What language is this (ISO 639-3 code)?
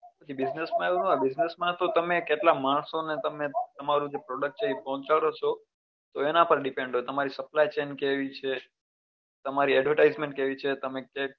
guj